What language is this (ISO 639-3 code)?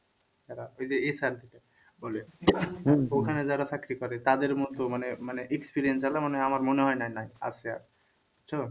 ben